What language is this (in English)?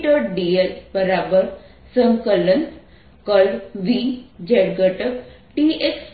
Gujarati